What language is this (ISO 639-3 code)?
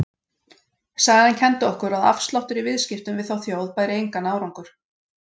isl